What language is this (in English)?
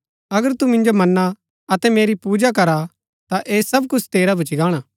Gaddi